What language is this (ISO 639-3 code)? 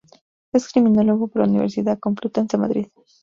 spa